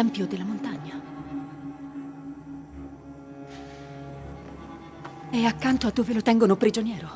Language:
Italian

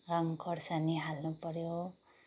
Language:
Nepali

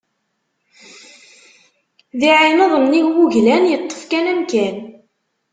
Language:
Kabyle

